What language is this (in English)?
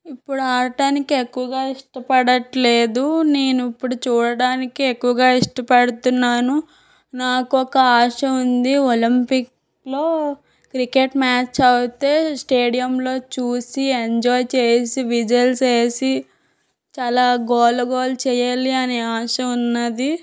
Telugu